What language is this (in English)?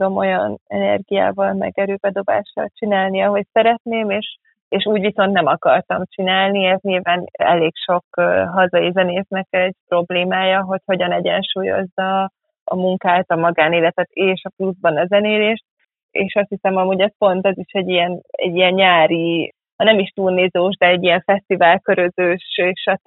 Hungarian